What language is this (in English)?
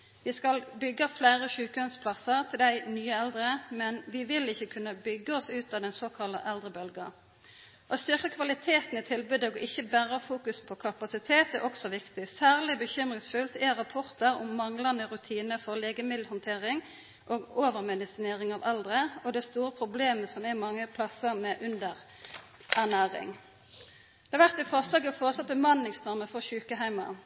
Norwegian Nynorsk